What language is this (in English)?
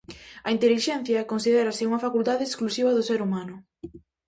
Galician